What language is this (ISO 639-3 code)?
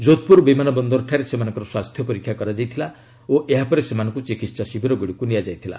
ori